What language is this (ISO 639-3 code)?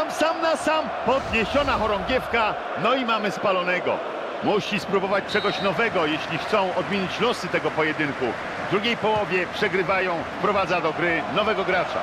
pol